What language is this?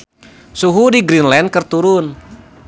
Sundanese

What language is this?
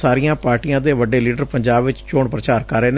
Punjabi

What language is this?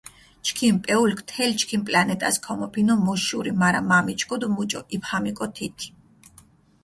Mingrelian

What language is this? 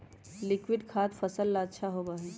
Magahi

